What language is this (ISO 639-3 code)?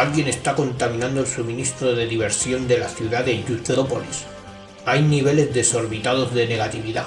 spa